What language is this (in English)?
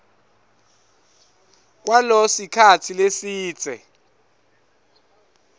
Swati